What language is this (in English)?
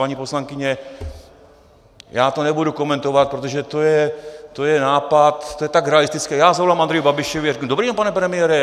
Czech